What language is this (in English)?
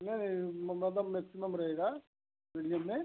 Hindi